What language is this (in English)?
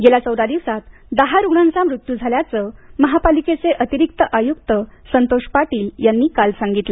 Marathi